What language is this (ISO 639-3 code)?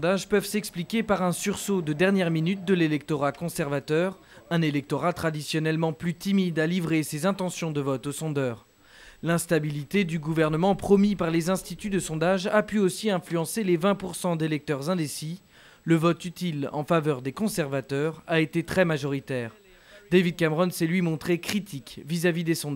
fra